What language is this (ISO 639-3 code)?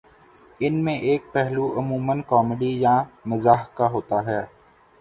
urd